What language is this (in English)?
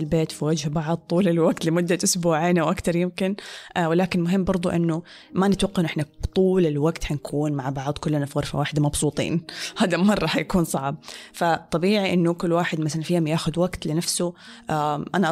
Arabic